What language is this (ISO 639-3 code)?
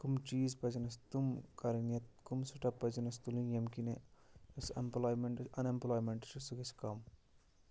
kas